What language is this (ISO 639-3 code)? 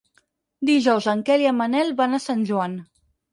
cat